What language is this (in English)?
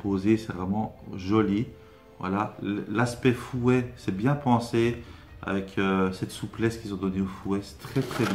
French